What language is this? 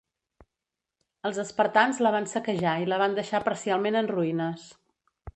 Catalan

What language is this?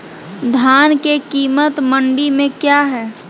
Magahi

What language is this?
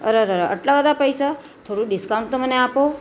Gujarati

